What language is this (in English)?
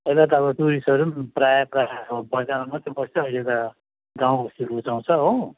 Nepali